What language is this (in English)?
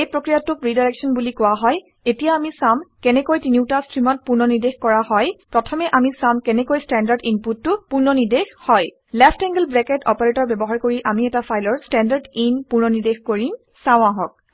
Assamese